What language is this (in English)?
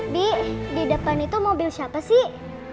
Indonesian